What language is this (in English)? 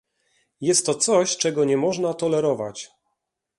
Polish